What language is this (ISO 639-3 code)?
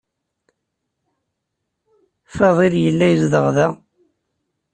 kab